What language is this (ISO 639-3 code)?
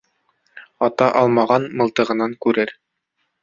bak